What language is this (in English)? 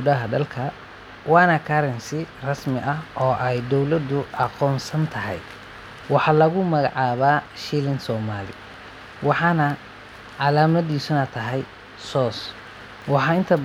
Somali